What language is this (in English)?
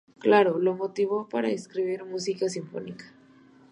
Spanish